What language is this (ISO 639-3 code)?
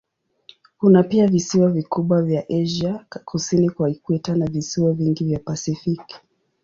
swa